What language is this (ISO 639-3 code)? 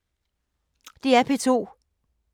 dan